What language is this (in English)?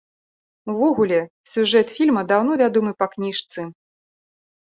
Belarusian